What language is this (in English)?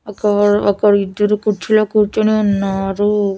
Telugu